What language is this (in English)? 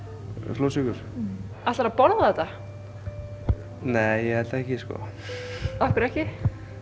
Icelandic